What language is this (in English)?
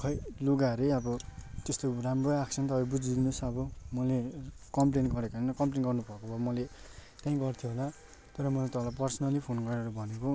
Nepali